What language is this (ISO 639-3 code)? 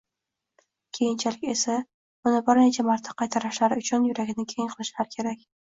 uzb